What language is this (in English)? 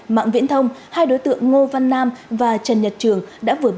Vietnamese